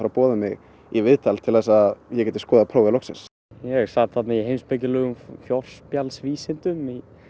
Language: Icelandic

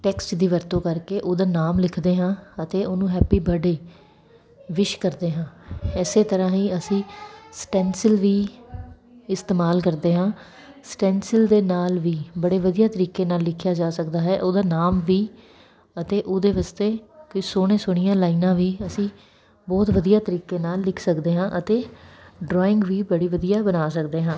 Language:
Punjabi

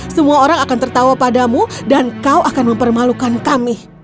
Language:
Indonesian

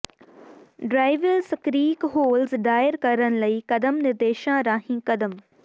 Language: Punjabi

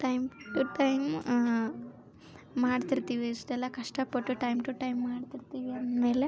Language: Kannada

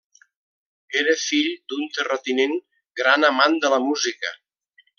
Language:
Catalan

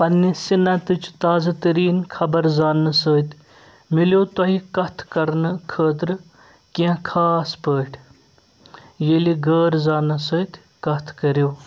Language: Kashmiri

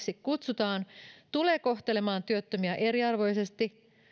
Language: Finnish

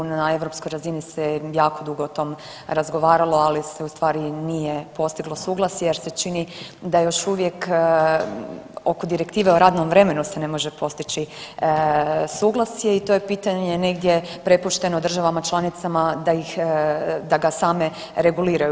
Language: Croatian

